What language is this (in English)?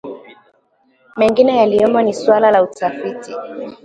Swahili